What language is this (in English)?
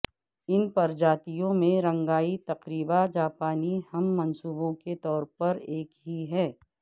Urdu